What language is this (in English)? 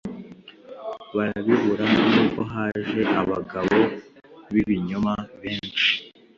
Kinyarwanda